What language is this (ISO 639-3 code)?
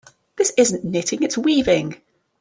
eng